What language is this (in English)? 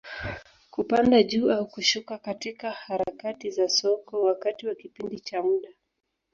Swahili